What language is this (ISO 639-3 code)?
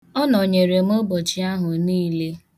ibo